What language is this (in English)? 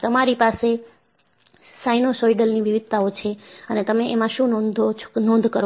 Gujarati